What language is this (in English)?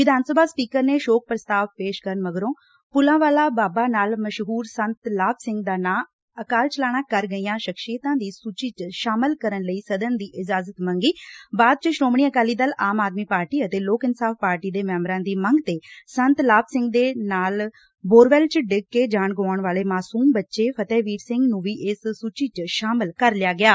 Punjabi